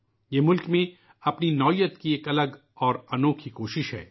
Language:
Urdu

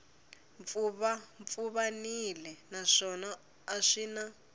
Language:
Tsonga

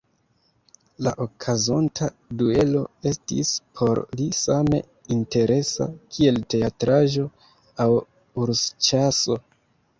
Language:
Esperanto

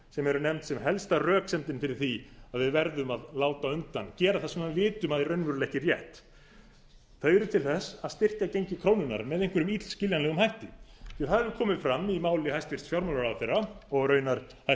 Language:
Icelandic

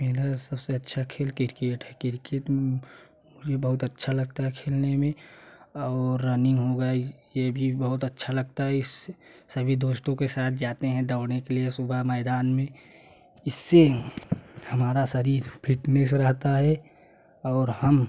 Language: Hindi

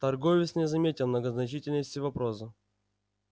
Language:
Russian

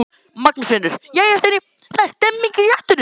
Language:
Icelandic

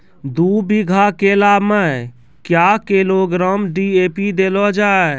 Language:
Maithili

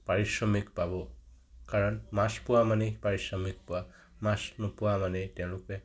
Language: Assamese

